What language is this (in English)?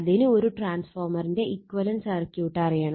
Malayalam